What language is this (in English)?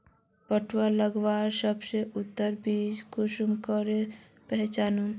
Magahi